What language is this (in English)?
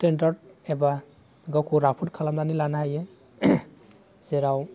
Bodo